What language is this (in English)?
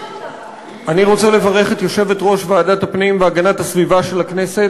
Hebrew